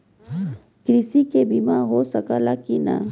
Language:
Bhojpuri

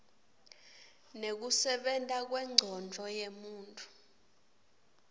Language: Swati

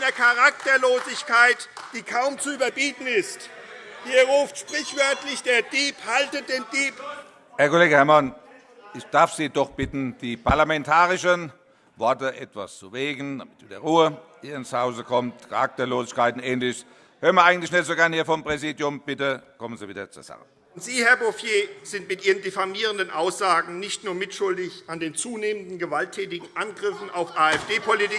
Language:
German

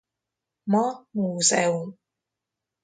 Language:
Hungarian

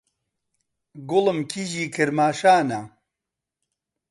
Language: Central Kurdish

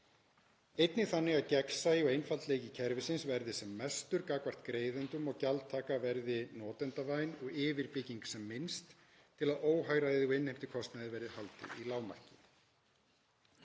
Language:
Icelandic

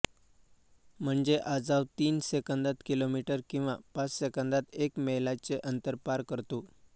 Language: Marathi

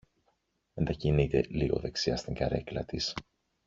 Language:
Greek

